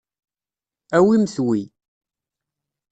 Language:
Kabyle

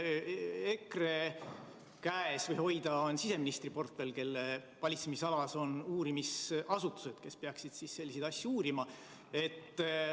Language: Estonian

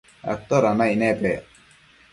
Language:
Matsés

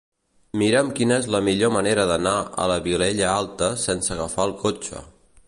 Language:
Catalan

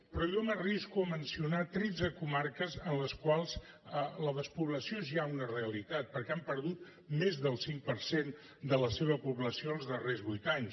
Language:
Catalan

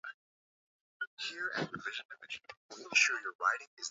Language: Swahili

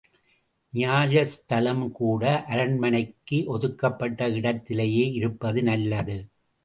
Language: Tamil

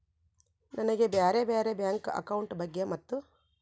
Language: Kannada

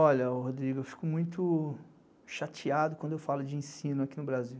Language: Portuguese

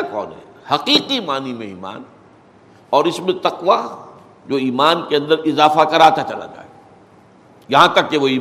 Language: Urdu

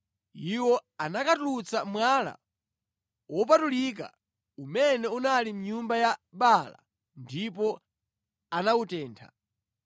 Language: Nyanja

